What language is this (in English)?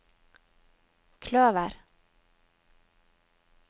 Norwegian